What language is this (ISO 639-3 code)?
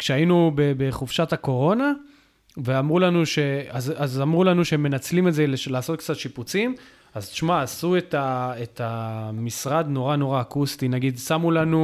heb